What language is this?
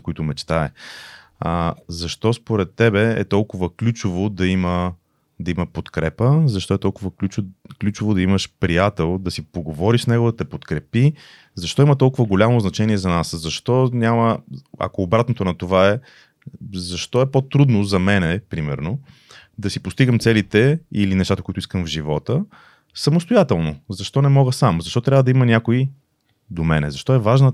Bulgarian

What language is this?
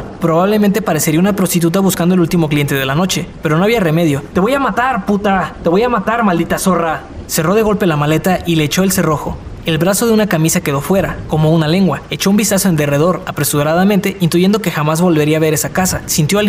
Spanish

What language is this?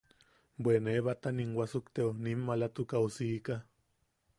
Yaqui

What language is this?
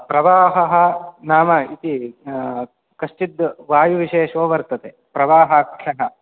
Sanskrit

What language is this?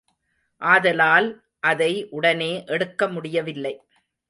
Tamil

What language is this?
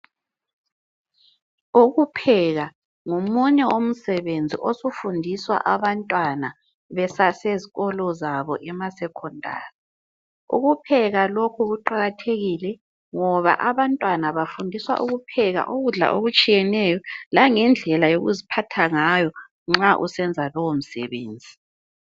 North Ndebele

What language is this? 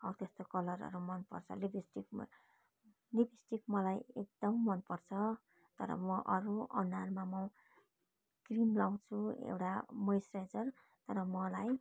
Nepali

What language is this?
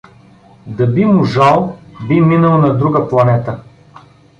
Bulgarian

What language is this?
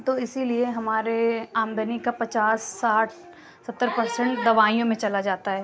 Urdu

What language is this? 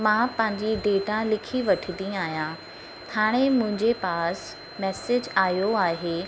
Sindhi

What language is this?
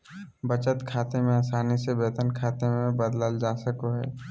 Magahi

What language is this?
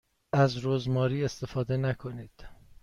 Persian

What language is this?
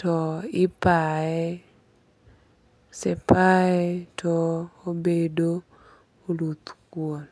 Luo (Kenya and Tanzania)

